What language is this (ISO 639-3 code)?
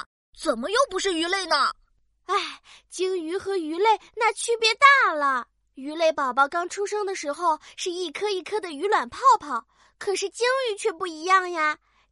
zho